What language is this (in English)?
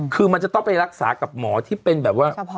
Thai